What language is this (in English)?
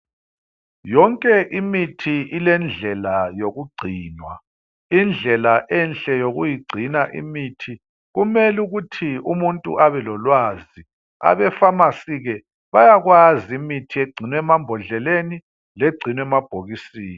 North Ndebele